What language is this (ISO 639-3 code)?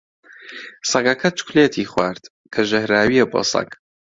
ckb